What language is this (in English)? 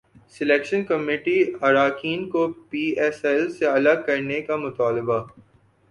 Urdu